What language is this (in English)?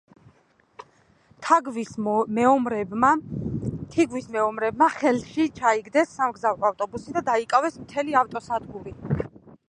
Georgian